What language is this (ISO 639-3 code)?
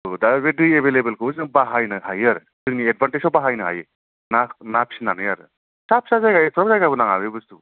brx